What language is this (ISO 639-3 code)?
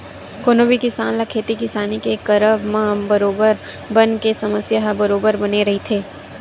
hne